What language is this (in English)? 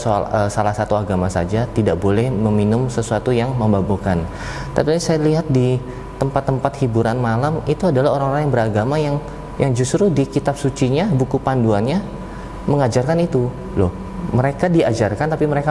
Indonesian